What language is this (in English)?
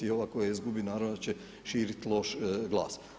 Croatian